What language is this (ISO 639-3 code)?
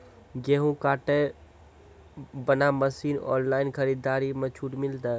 mai